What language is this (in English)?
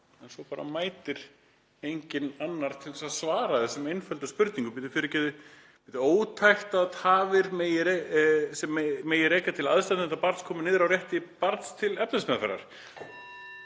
Icelandic